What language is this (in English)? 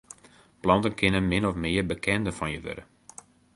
Western Frisian